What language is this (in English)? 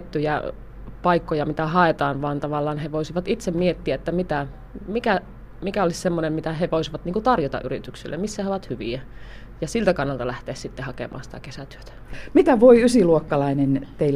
Finnish